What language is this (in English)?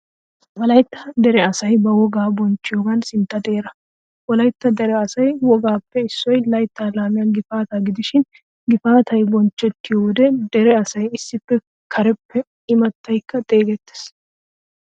Wolaytta